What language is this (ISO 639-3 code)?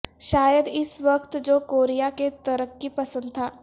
urd